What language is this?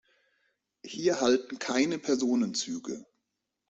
German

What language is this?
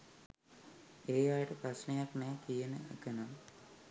Sinhala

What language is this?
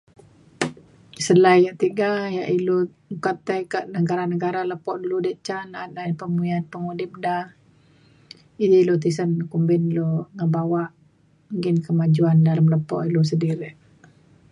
Mainstream Kenyah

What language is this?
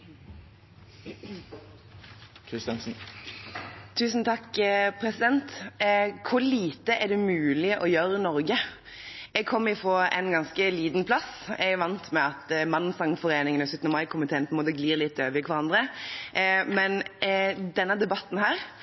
Norwegian Bokmål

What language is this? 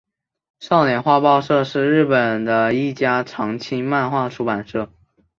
Chinese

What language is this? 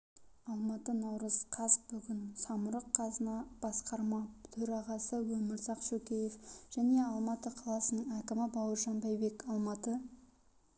Kazakh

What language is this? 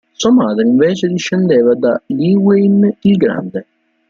Italian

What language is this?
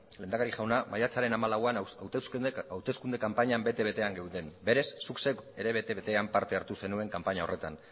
Basque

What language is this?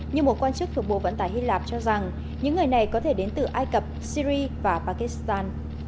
Vietnamese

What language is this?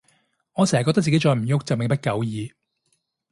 Cantonese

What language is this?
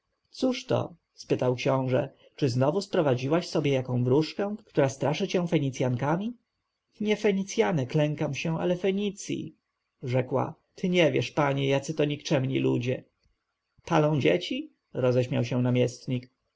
Polish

